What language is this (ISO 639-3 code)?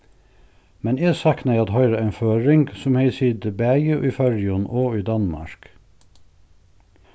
fao